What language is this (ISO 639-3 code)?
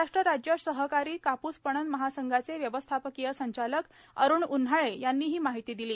mar